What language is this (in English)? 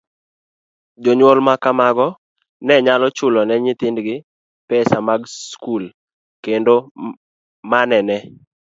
Luo (Kenya and Tanzania)